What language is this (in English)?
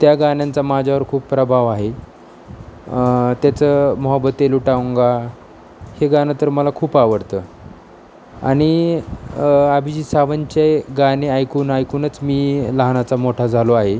Marathi